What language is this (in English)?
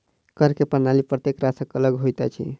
Maithili